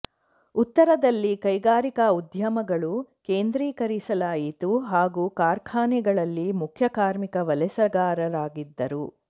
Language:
Kannada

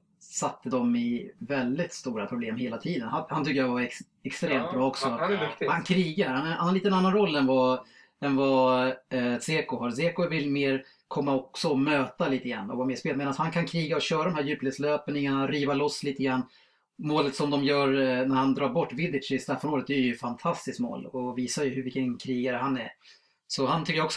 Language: Swedish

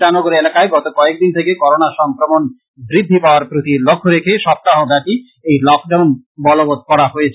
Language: Bangla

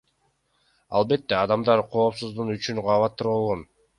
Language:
Kyrgyz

